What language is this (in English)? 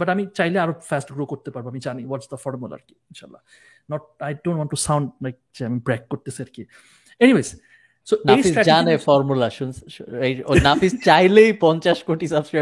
Bangla